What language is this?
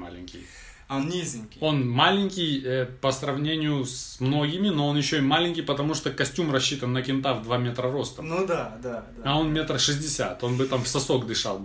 Russian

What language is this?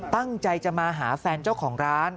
Thai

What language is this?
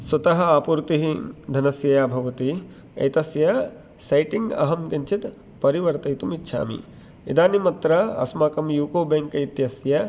Sanskrit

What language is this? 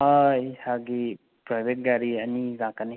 Manipuri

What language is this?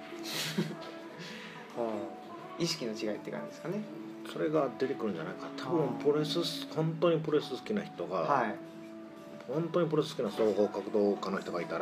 Japanese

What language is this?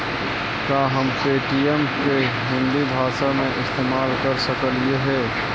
Magahi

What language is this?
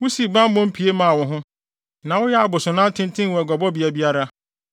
Akan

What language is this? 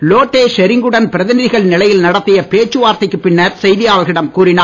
Tamil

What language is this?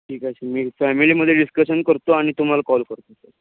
Marathi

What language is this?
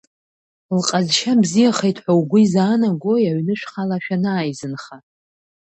Abkhazian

